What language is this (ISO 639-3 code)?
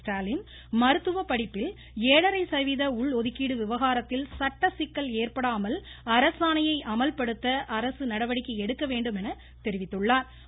tam